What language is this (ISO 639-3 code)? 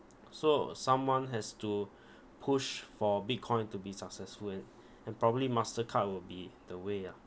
eng